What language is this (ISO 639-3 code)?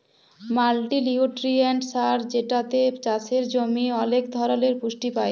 ben